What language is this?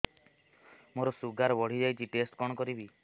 Odia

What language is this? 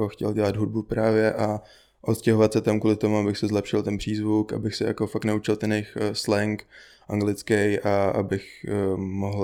Czech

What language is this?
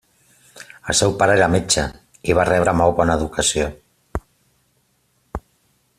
Catalan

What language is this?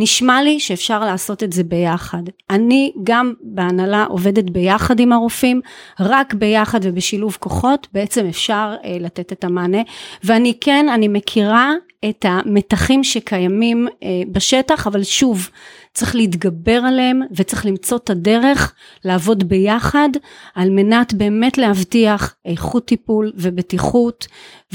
Hebrew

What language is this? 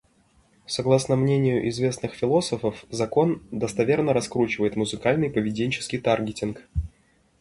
Russian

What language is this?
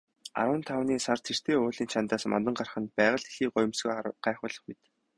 Mongolian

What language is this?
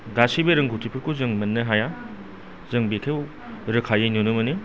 Bodo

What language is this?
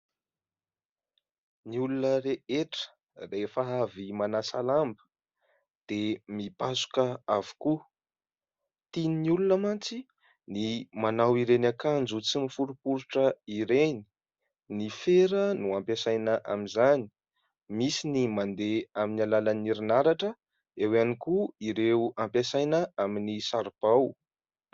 Malagasy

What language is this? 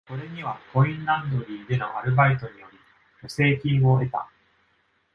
Japanese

